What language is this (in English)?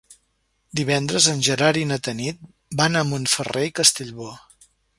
Catalan